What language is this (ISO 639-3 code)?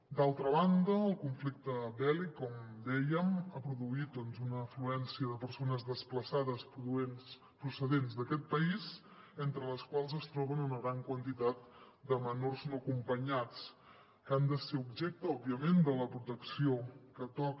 cat